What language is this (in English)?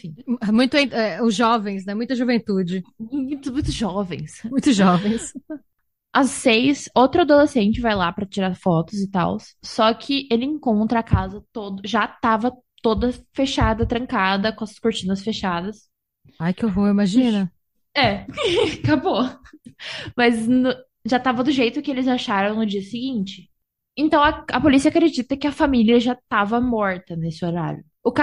Portuguese